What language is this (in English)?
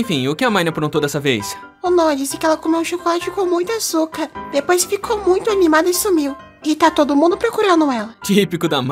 Portuguese